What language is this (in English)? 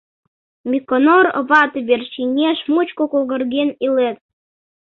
Mari